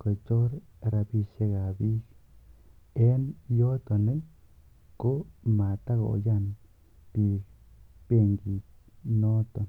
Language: Kalenjin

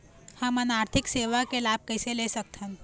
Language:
Chhattisgarhi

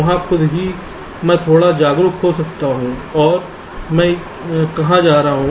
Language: Hindi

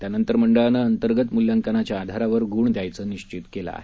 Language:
Marathi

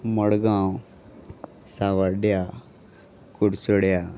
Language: Konkani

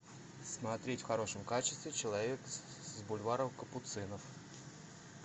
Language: Russian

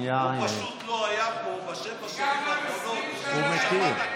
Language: Hebrew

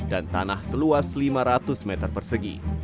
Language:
Indonesian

